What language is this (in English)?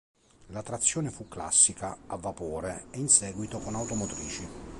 Italian